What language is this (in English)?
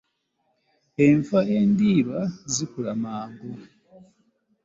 Ganda